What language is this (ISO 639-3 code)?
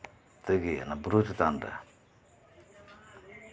sat